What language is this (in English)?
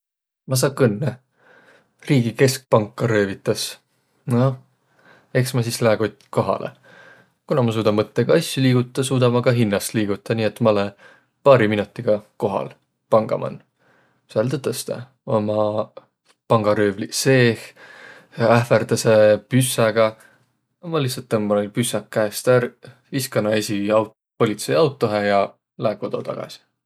Võro